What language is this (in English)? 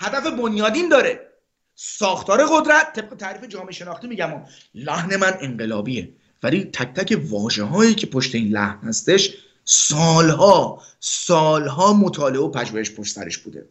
Persian